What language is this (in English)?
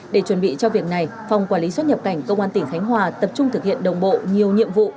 Vietnamese